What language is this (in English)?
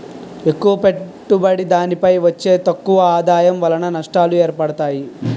Telugu